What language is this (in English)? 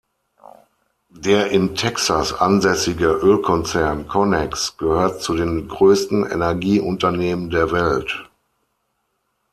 German